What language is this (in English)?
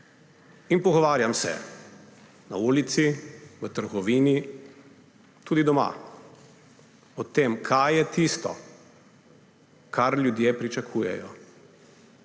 Slovenian